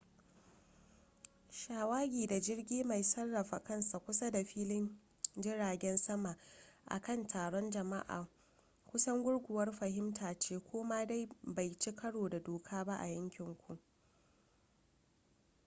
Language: Hausa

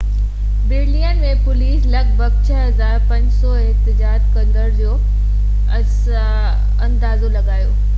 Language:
Sindhi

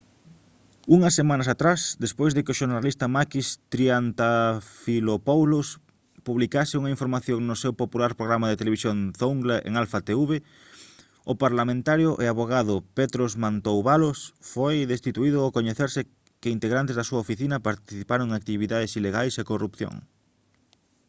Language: Galician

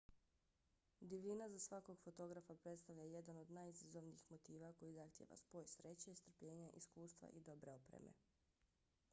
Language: Bosnian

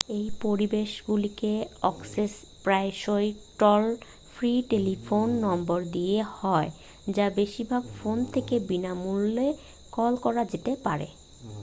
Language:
Bangla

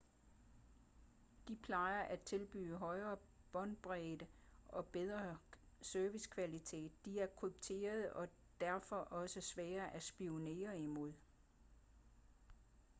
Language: Danish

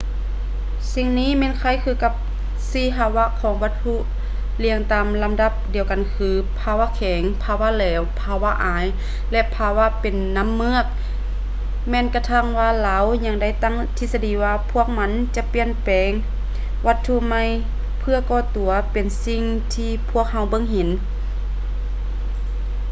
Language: Lao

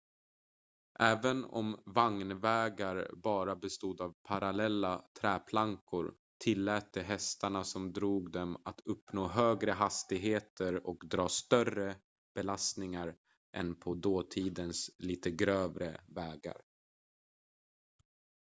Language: Swedish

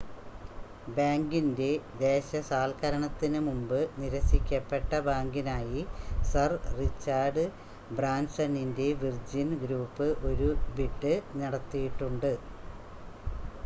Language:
Malayalam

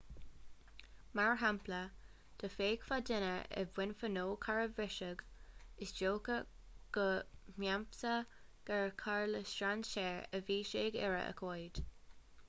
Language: Irish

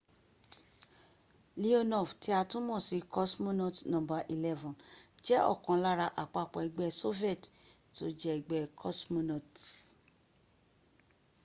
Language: Yoruba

